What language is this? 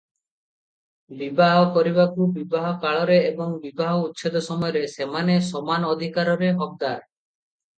Odia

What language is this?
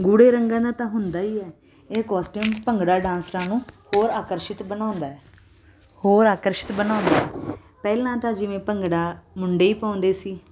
Punjabi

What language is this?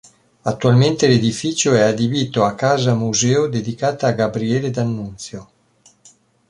Italian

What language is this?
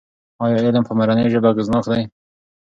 Pashto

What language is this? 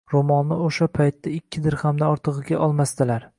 Uzbek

